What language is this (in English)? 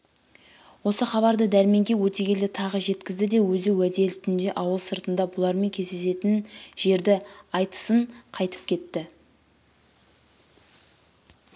Kazakh